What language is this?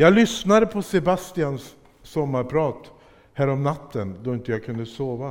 Swedish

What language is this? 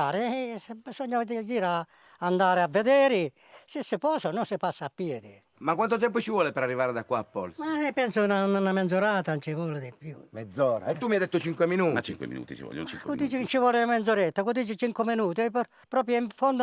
Italian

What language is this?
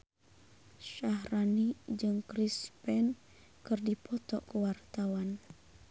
Sundanese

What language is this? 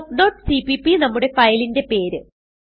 Malayalam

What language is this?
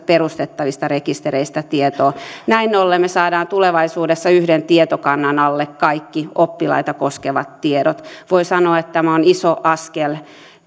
Finnish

